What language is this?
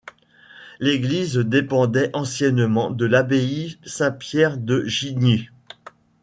French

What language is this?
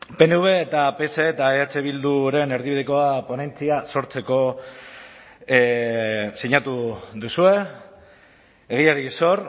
Basque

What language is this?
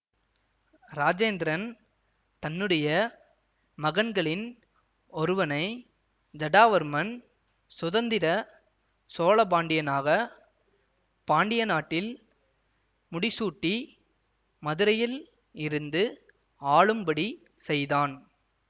Tamil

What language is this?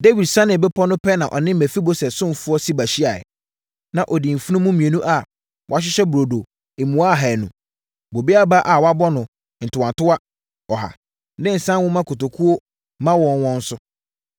Akan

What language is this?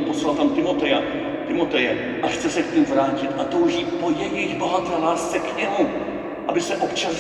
Czech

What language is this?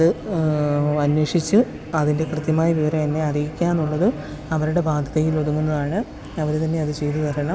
Malayalam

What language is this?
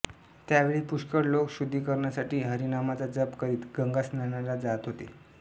Marathi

